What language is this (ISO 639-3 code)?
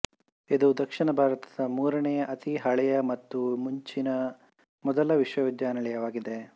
kan